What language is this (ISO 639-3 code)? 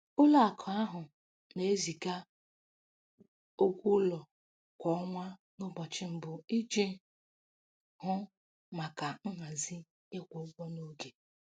ibo